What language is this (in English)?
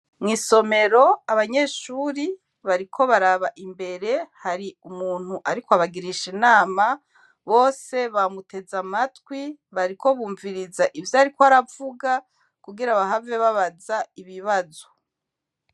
Rundi